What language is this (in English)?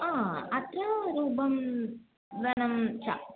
Sanskrit